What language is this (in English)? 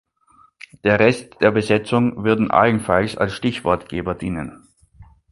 German